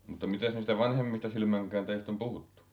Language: Finnish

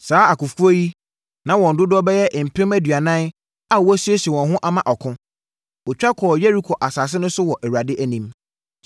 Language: Akan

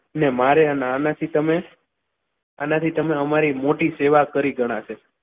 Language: Gujarati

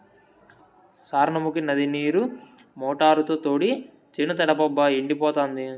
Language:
Telugu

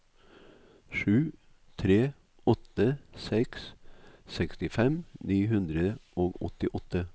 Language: Norwegian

